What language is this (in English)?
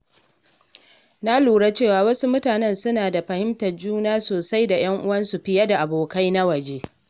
Hausa